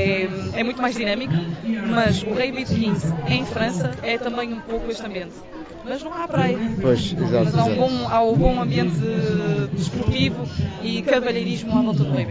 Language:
Portuguese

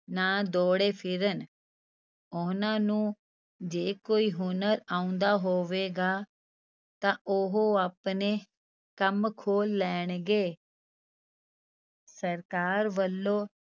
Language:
Punjabi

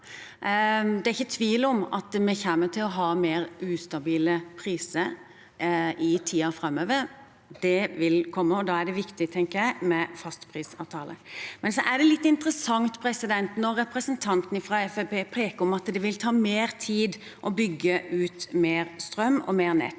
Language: Norwegian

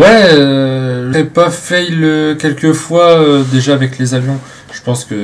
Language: French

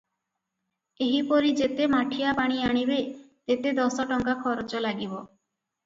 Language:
Odia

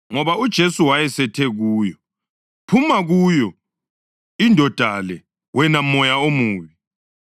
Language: North Ndebele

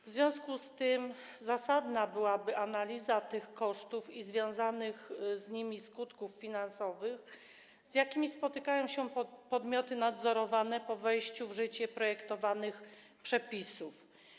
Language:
Polish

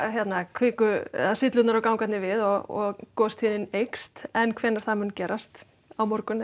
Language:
Icelandic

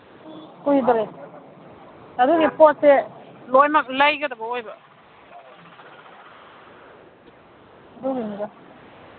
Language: Manipuri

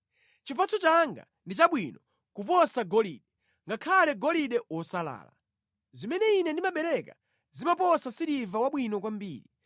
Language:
Nyanja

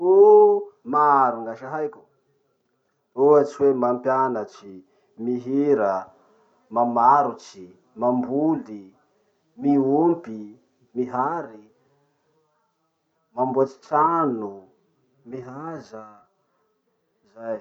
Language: Masikoro Malagasy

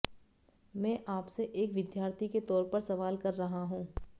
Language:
Hindi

